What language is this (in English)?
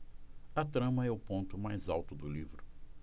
Portuguese